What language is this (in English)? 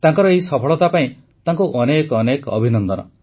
Odia